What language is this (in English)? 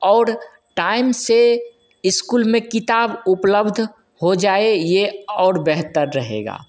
Hindi